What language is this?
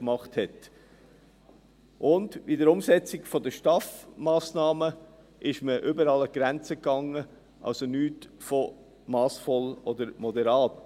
Swiss German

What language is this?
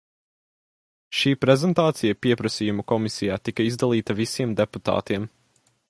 Latvian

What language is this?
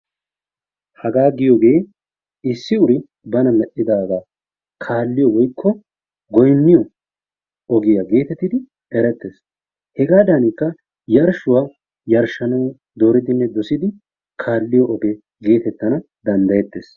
Wolaytta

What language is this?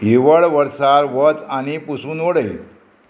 Konkani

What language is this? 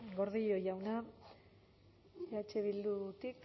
Basque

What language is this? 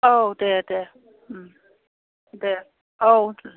Bodo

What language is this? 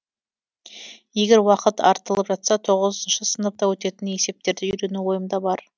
Kazakh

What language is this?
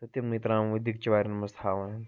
Kashmiri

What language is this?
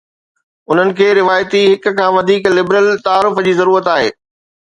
Sindhi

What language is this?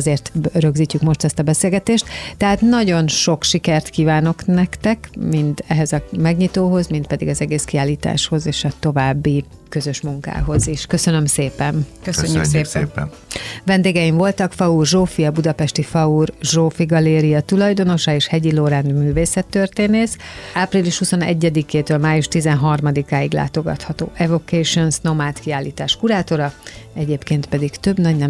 Hungarian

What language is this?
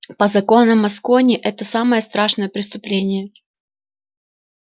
Russian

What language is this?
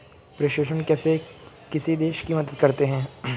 Hindi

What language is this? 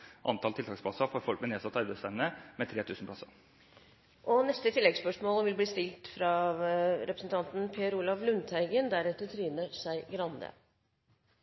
Norwegian Bokmål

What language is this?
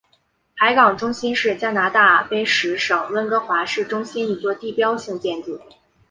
Chinese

